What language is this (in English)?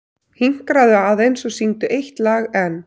Icelandic